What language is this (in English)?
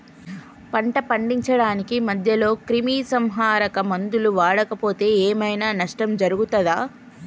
Telugu